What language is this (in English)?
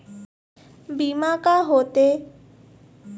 Chhattisgarhi